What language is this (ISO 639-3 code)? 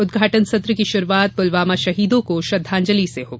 hin